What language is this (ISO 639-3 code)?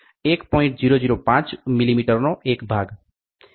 guj